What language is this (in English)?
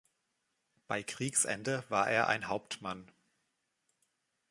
German